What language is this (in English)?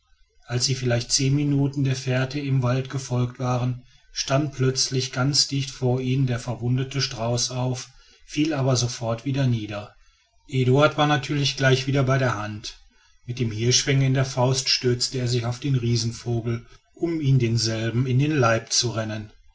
German